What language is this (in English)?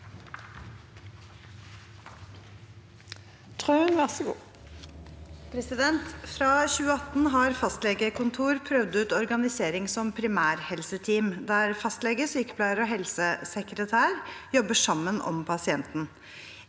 Norwegian